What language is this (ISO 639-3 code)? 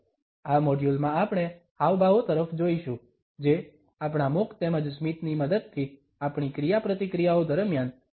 guj